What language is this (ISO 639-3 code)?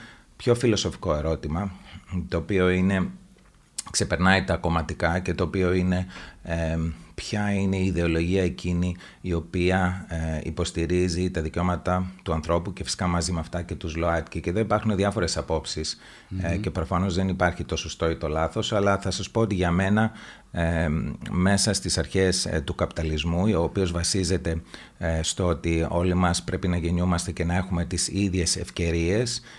ell